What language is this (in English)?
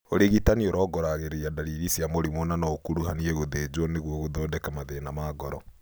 Kikuyu